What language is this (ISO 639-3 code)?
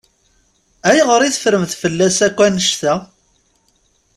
kab